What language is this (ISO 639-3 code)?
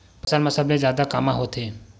hne